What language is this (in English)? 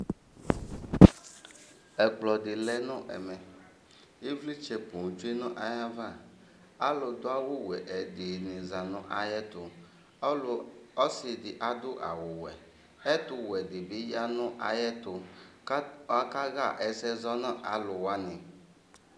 Ikposo